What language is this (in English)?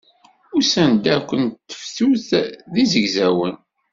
Kabyle